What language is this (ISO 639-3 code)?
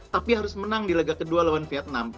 ind